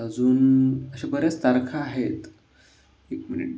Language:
Marathi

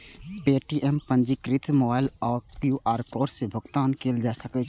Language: Maithili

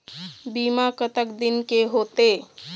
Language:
Chhattisgarhi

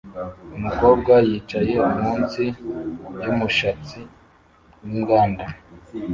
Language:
Kinyarwanda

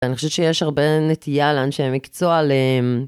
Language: Hebrew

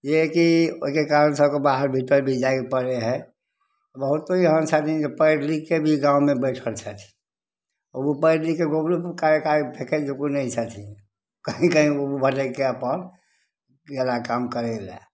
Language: Maithili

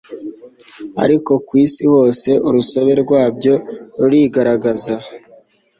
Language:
Kinyarwanda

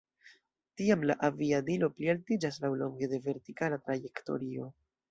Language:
Esperanto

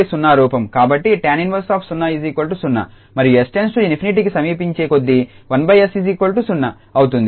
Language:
Telugu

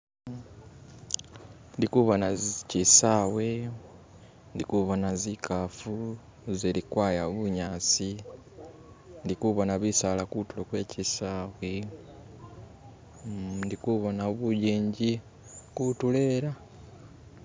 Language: Masaaba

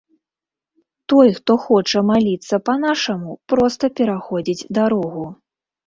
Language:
Belarusian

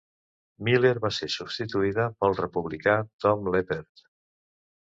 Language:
Catalan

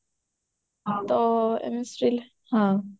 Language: Odia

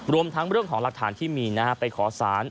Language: Thai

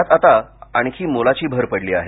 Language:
Marathi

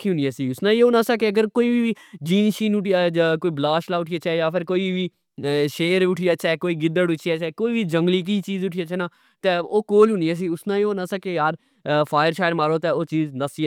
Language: Pahari-Potwari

